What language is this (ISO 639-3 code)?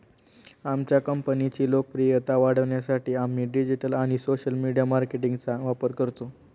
mar